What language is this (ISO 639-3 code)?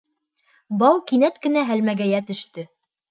bak